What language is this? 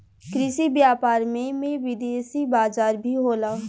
Bhojpuri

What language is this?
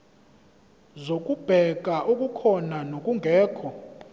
Zulu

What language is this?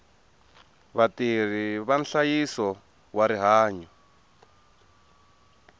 Tsonga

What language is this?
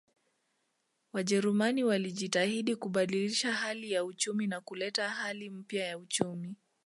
Swahili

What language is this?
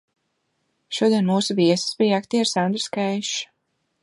Latvian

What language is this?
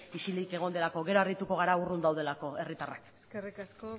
Basque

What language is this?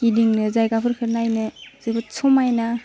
Bodo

